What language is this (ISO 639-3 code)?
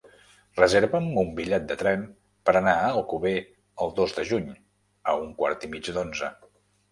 cat